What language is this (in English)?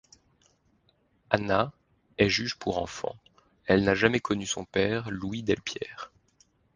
French